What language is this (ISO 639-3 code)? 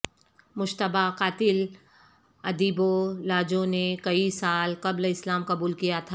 urd